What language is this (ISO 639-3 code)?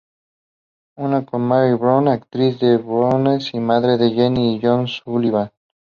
spa